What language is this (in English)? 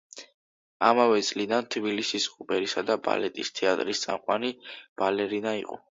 Georgian